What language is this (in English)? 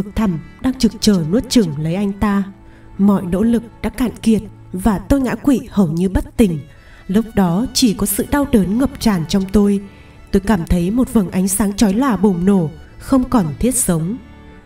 Vietnamese